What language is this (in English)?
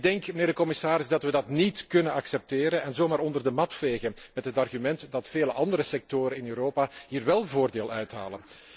Dutch